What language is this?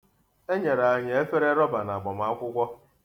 Igbo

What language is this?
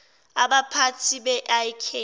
Zulu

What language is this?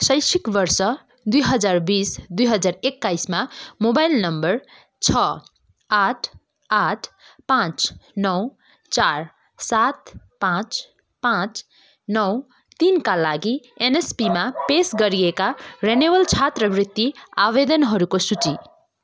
Nepali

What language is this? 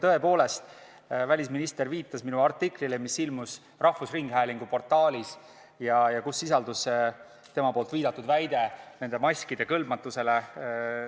Estonian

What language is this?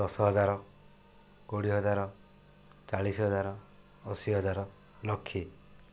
Odia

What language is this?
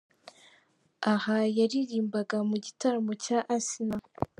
Kinyarwanda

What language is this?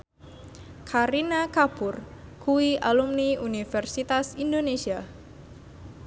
Javanese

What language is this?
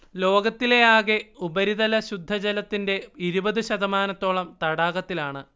Malayalam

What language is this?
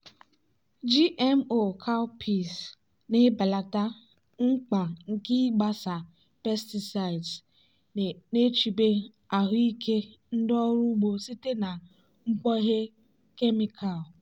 Igbo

